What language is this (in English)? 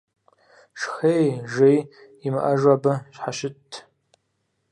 Kabardian